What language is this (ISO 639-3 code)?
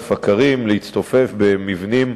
heb